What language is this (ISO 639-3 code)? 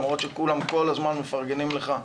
heb